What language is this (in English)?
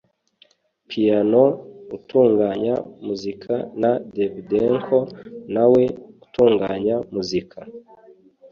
Kinyarwanda